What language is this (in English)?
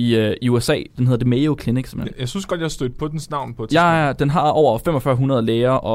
Danish